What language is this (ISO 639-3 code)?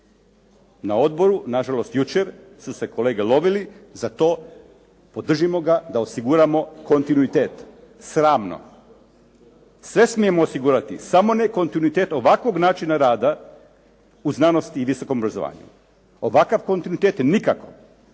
hrv